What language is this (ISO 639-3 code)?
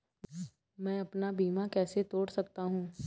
hin